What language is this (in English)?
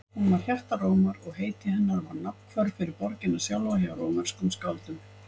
Icelandic